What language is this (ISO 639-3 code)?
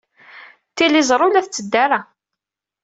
kab